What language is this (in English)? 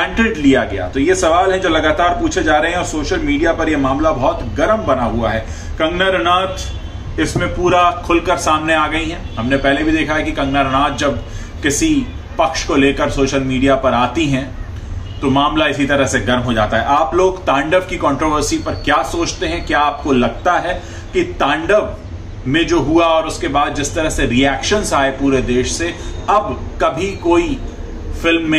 Hindi